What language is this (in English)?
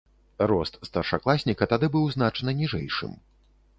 Belarusian